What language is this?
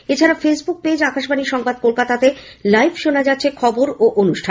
Bangla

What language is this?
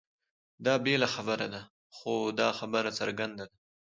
Pashto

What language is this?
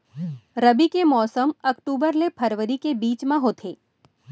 Chhattisgarhi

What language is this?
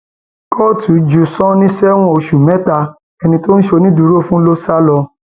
Yoruba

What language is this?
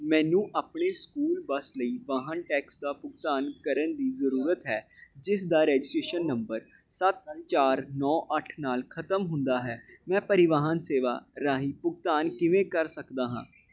Punjabi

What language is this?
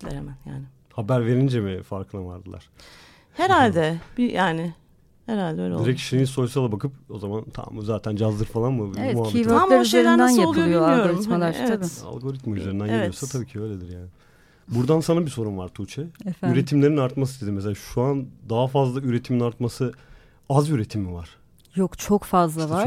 Turkish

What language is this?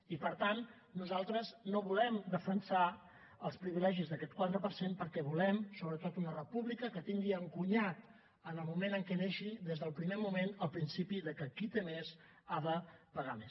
Catalan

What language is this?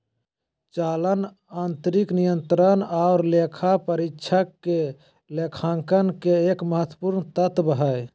Magahi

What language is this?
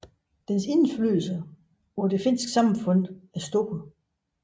Danish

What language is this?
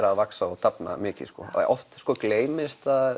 Icelandic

